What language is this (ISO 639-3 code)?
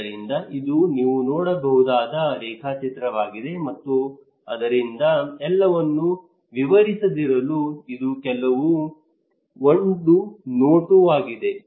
kan